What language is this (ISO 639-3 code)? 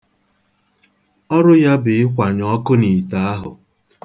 ibo